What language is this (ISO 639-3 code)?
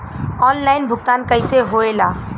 bho